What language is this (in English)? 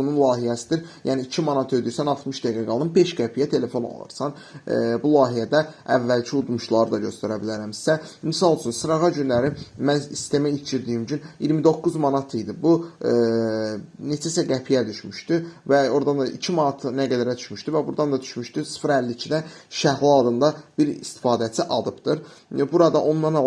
Turkish